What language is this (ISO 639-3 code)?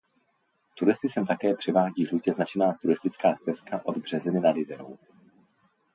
ces